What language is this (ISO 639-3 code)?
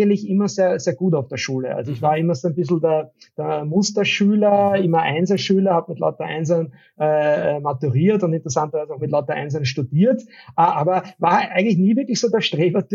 deu